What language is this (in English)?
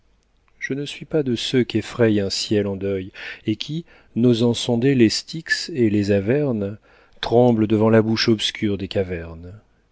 French